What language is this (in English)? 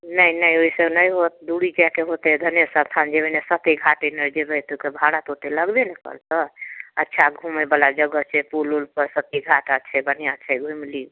Maithili